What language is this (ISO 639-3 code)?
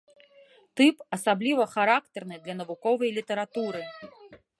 bel